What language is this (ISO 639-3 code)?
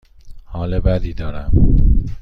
fas